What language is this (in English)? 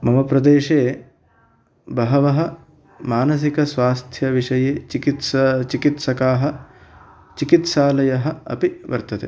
Sanskrit